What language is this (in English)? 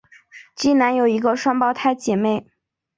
Chinese